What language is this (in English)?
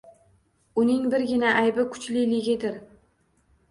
Uzbek